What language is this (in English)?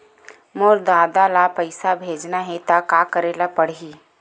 Chhattisgarhi